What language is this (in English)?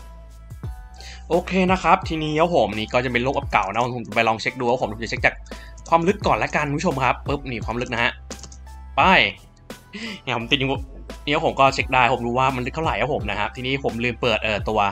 Thai